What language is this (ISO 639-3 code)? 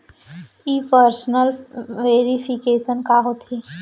hne